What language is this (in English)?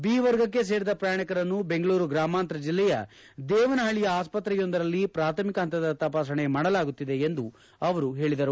Kannada